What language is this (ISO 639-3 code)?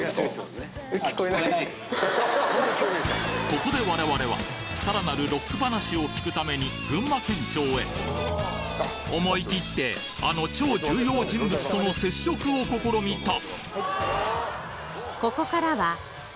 jpn